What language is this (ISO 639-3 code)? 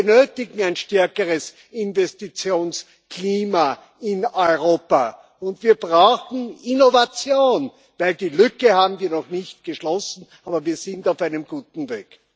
deu